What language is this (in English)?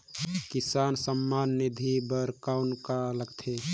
Chhattisgarhi